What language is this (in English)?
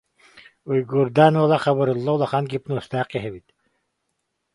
Yakut